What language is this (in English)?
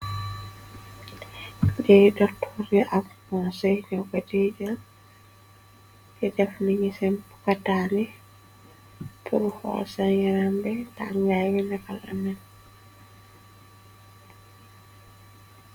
Wolof